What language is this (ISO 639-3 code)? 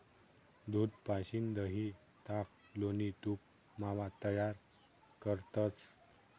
mar